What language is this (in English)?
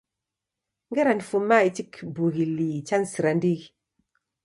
Taita